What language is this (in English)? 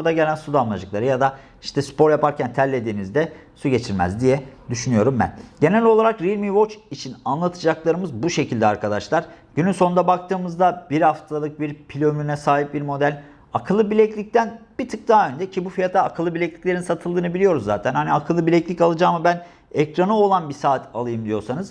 Turkish